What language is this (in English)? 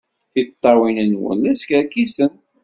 Kabyle